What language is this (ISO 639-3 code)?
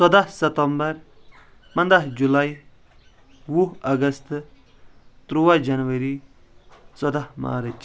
kas